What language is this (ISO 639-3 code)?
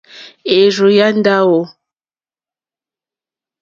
bri